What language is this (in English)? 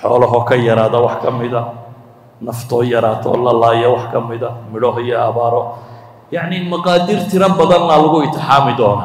Arabic